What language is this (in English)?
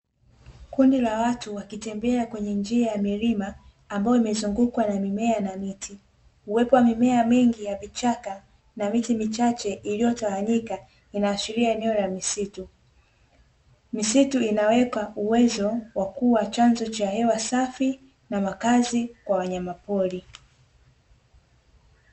Swahili